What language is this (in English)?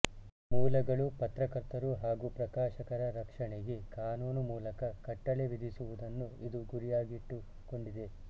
Kannada